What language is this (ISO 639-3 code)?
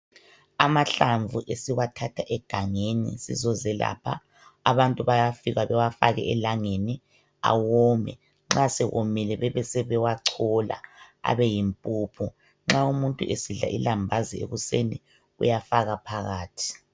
nde